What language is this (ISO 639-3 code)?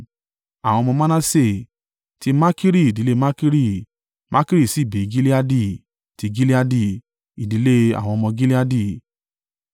yor